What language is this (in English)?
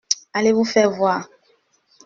French